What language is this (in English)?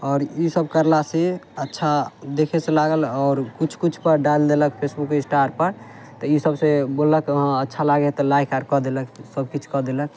Maithili